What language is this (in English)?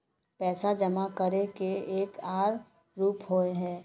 Magahi